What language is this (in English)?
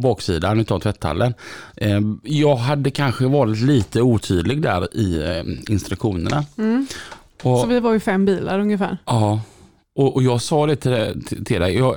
Swedish